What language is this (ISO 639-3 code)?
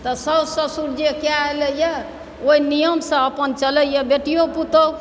mai